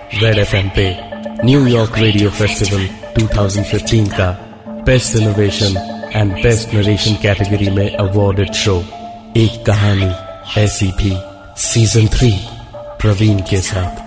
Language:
Hindi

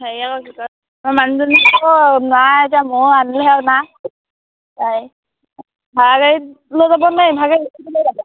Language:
Assamese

